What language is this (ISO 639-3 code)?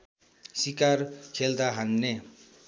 nep